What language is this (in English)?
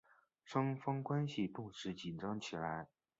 Chinese